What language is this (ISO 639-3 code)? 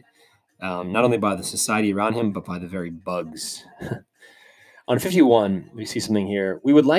eng